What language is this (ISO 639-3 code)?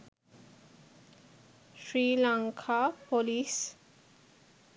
sin